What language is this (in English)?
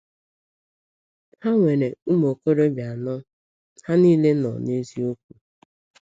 Igbo